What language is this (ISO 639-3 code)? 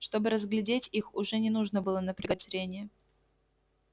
rus